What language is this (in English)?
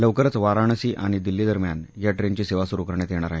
Marathi